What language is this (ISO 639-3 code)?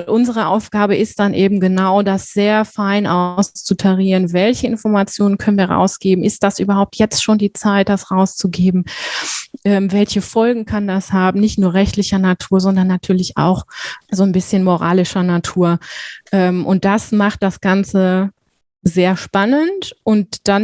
deu